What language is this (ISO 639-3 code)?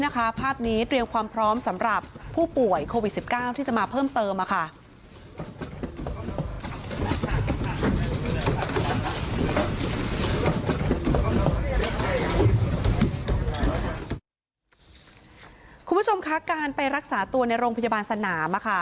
tha